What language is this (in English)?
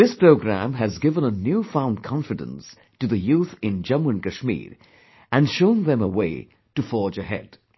English